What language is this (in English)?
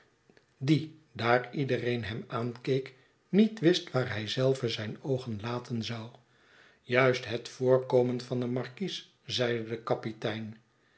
Dutch